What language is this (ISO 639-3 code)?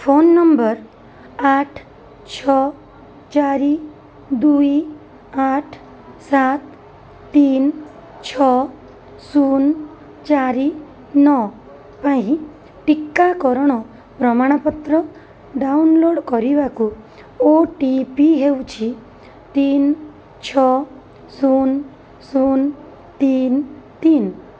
ori